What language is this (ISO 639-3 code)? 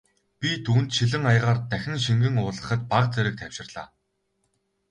mon